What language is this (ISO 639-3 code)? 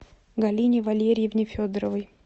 rus